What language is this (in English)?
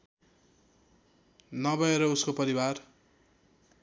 Nepali